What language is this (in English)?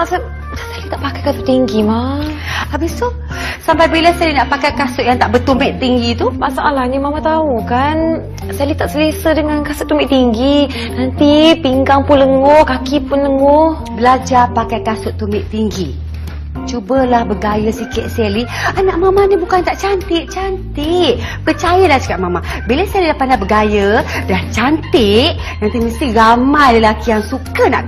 Malay